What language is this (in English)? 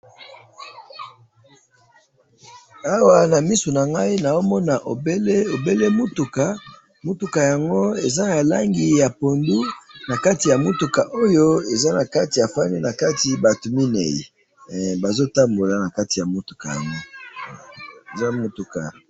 Lingala